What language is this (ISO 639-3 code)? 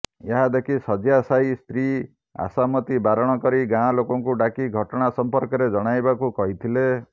ori